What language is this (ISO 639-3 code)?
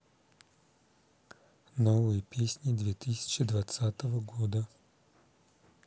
rus